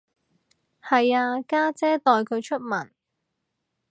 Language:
Cantonese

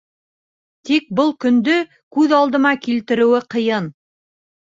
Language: Bashkir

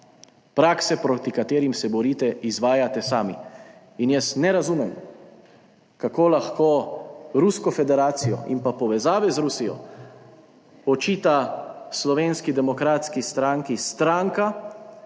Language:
Slovenian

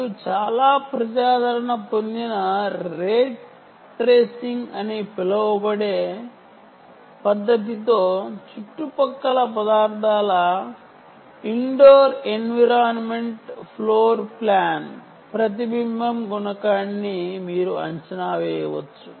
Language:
Telugu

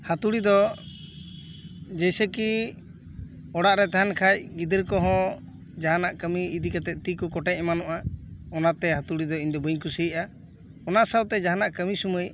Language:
Santali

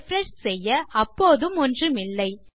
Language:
Tamil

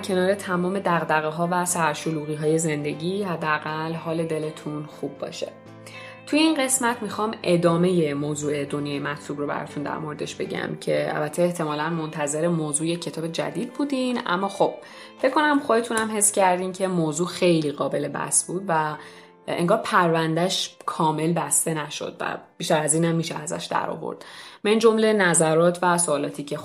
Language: Persian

